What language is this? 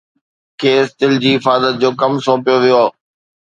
Sindhi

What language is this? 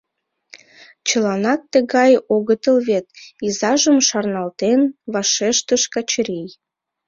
Mari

